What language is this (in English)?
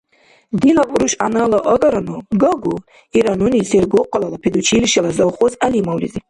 Dargwa